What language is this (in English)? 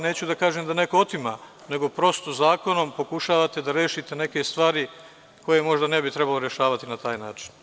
Serbian